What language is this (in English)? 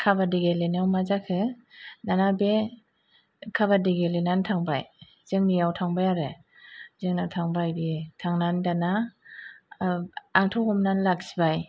Bodo